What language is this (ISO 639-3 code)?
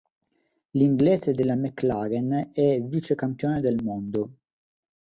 ita